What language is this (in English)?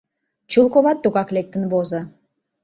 Mari